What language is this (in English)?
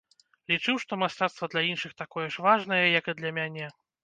Belarusian